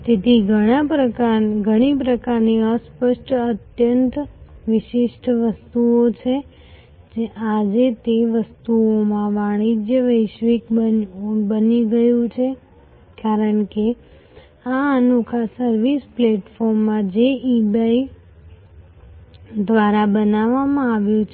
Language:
Gujarati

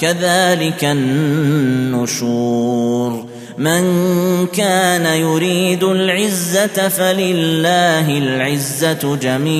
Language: Arabic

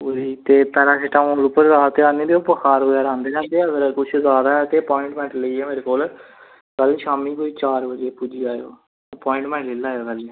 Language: Dogri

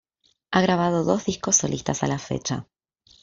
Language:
Spanish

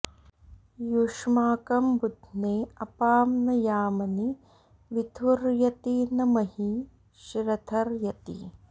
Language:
Sanskrit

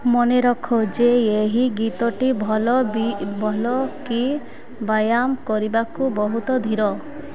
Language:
Odia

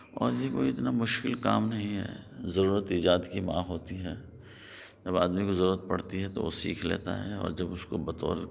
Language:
Urdu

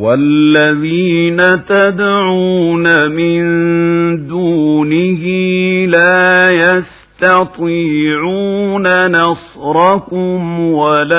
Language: Arabic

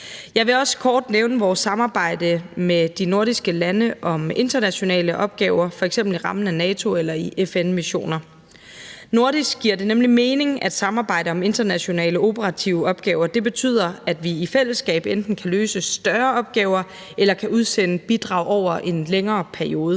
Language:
Danish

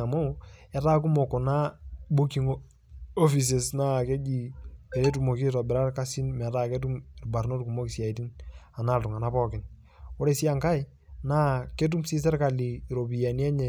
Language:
Masai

